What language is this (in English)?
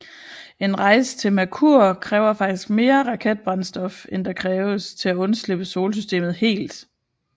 Danish